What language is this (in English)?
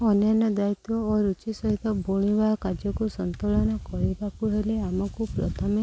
Odia